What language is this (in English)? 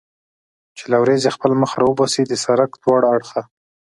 Pashto